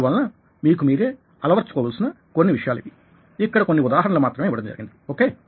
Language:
Telugu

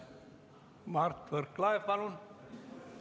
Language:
Estonian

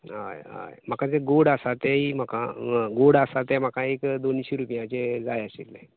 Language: Konkani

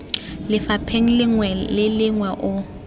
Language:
Tswana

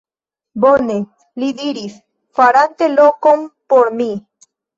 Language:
Esperanto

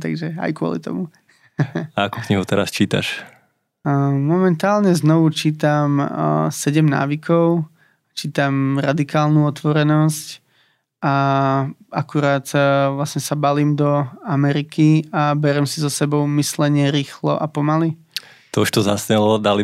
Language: Slovak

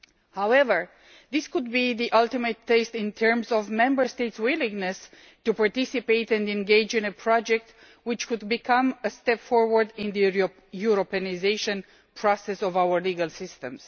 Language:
English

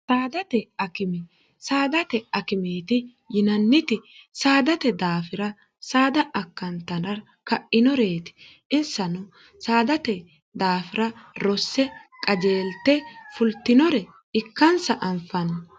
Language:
Sidamo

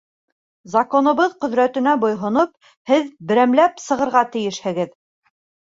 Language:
Bashkir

